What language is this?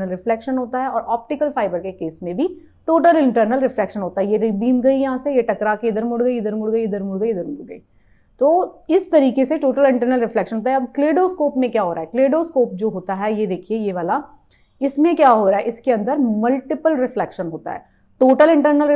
Hindi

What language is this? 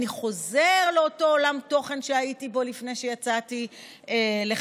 Hebrew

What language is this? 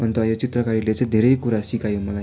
Nepali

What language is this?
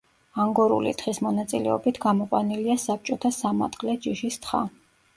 Georgian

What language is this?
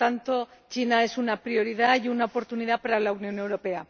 Spanish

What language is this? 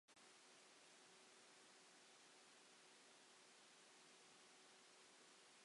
Welsh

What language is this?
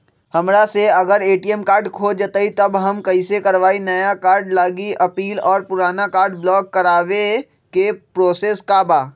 Magahi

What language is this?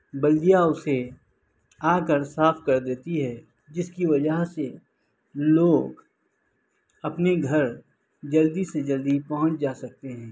Urdu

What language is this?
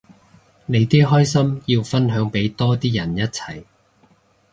Cantonese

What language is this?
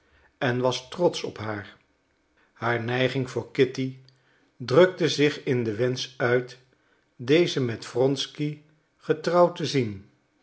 Dutch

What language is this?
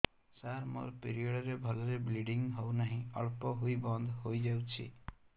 Odia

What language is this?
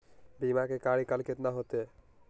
Magahi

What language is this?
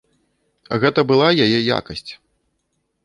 Belarusian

